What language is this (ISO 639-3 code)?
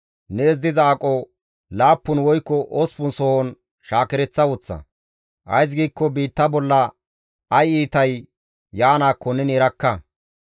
gmv